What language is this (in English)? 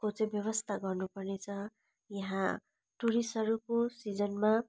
Nepali